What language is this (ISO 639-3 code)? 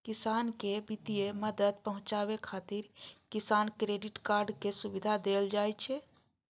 mai